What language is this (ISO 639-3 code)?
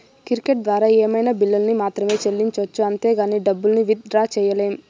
tel